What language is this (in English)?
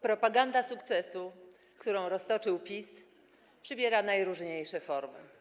Polish